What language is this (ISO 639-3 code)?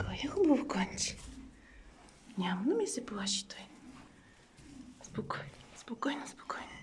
rus